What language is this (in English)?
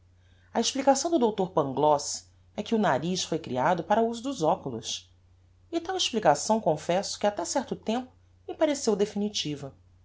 Portuguese